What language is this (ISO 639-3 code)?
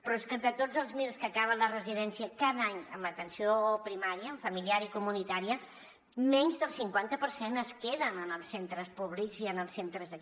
cat